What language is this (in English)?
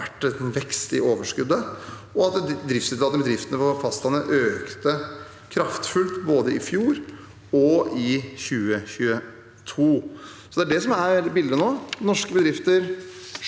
Norwegian